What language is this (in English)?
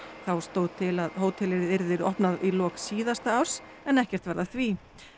Icelandic